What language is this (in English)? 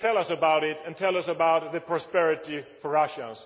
English